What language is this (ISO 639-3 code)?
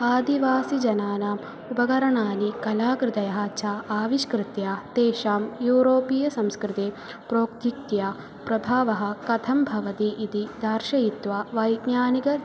san